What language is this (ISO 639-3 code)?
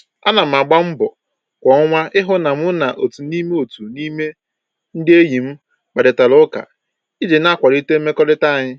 ibo